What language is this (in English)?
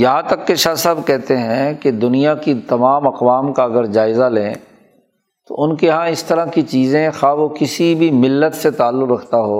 Urdu